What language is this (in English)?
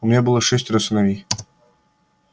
Russian